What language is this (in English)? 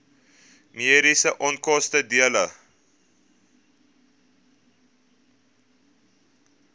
Afrikaans